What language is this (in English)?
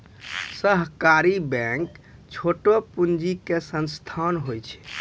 Maithili